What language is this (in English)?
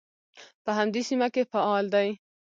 Pashto